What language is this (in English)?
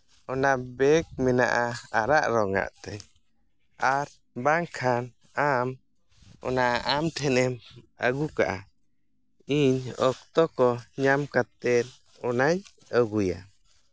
Santali